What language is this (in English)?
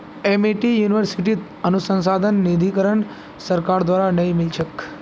Magahi